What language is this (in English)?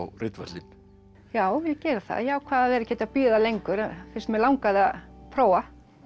Icelandic